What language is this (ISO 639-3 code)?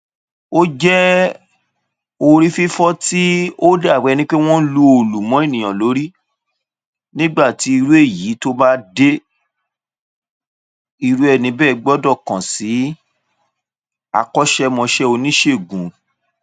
yor